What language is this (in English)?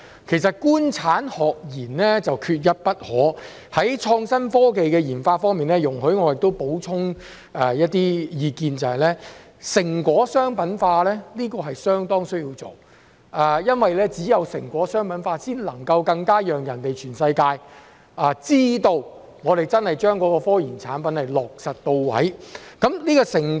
Cantonese